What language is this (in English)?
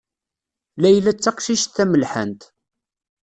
Kabyle